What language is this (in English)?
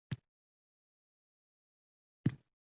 Uzbek